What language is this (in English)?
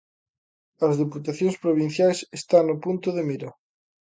Galician